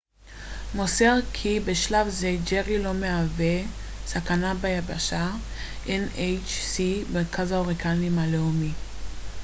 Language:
Hebrew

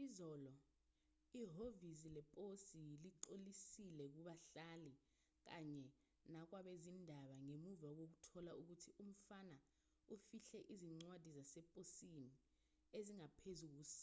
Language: Zulu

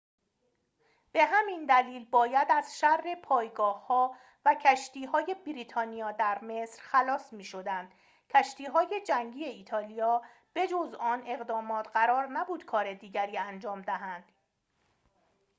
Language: Persian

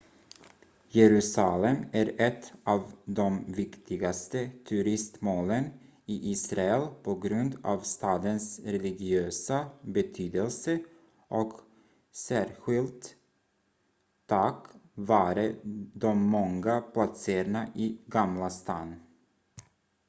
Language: Swedish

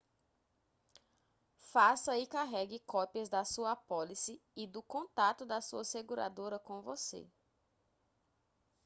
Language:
Portuguese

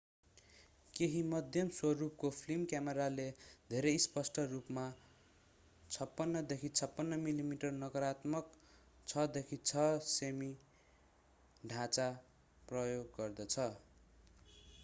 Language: Nepali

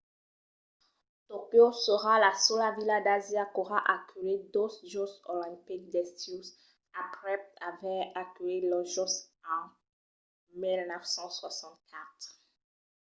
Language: Occitan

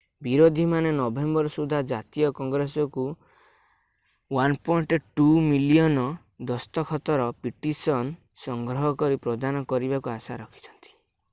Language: Odia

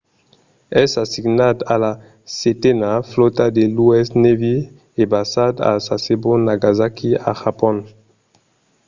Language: Occitan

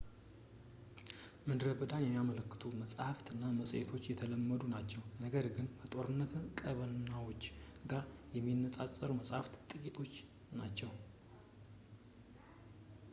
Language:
Amharic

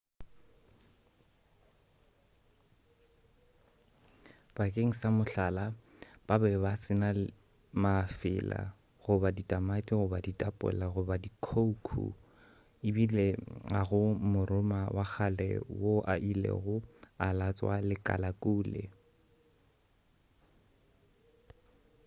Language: Northern Sotho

